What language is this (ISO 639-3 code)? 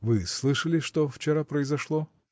rus